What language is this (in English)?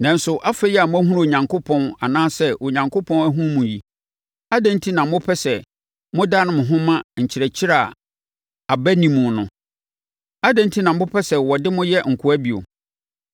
Akan